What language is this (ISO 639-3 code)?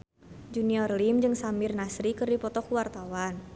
sun